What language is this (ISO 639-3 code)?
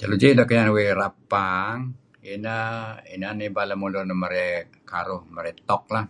kzi